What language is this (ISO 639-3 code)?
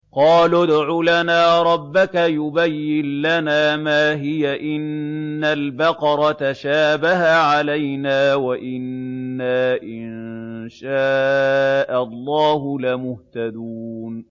ara